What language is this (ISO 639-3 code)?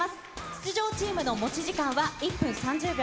jpn